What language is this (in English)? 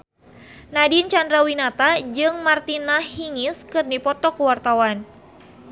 Sundanese